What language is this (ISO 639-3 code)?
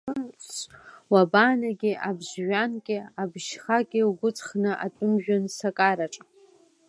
abk